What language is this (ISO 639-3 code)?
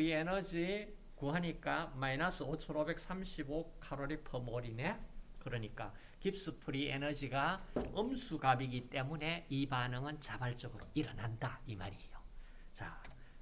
kor